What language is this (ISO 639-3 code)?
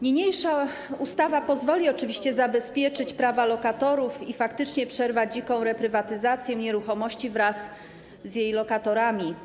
pol